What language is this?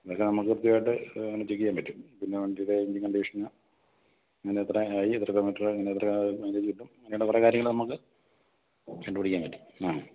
Malayalam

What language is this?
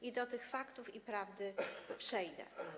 Polish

